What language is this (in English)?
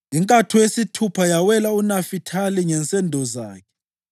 North Ndebele